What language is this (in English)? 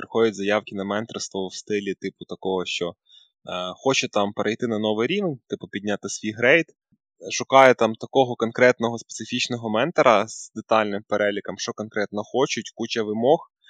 Ukrainian